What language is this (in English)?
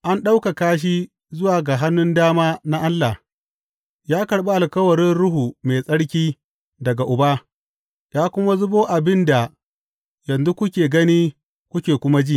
Hausa